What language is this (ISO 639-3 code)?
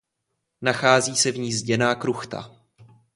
ces